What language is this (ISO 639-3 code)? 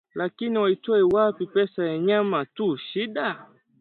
swa